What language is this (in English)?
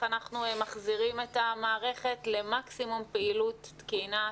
Hebrew